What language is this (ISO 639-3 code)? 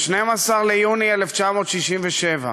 heb